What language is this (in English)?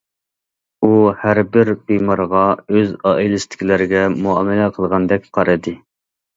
Uyghur